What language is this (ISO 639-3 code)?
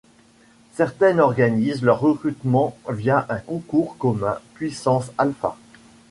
fra